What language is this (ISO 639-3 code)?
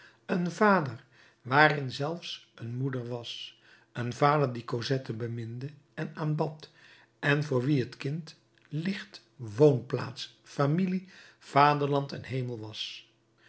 nld